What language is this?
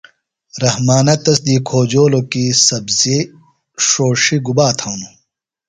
Phalura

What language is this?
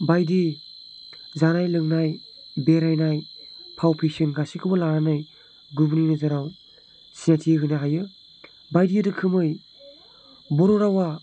Bodo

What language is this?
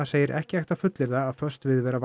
Icelandic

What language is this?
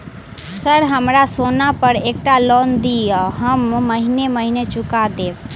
Maithili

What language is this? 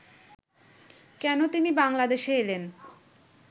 Bangla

